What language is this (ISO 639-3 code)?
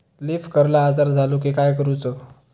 mar